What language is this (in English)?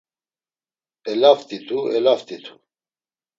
Laz